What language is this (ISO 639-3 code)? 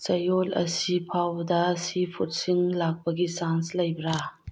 mni